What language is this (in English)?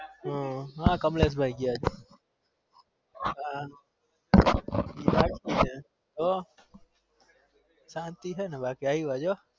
Gujarati